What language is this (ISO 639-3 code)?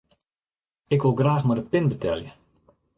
fry